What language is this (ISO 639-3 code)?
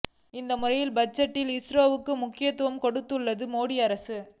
tam